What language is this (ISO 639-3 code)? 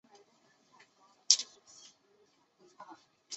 zho